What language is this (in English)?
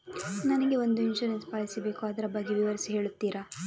Kannada